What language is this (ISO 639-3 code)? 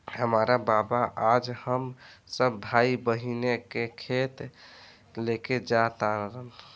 bho